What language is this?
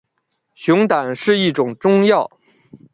Chinese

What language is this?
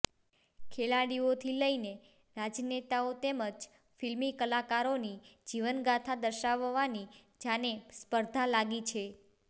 Gujarati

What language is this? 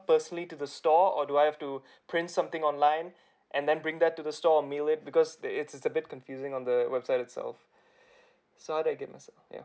English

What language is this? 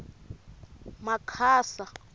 Tsonga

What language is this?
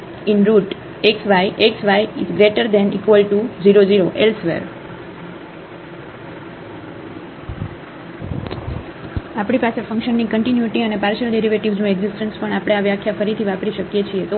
Gujarati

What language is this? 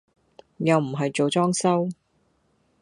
Cantonese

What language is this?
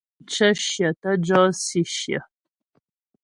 Ghomala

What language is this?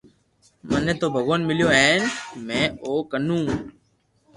Loarki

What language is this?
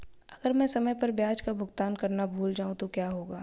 Hindi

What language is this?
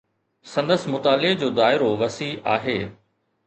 Sindhi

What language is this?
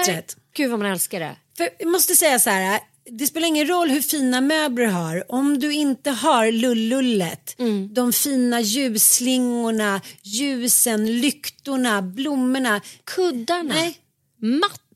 Swedish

